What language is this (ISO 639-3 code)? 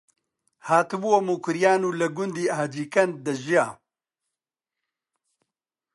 ckb